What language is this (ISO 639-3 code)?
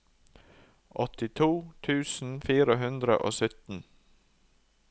nor